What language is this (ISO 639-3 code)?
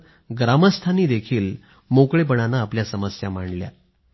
mar